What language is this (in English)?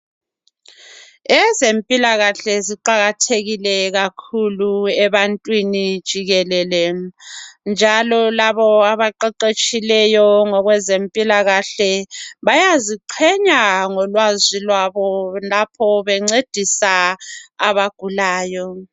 North Ndebele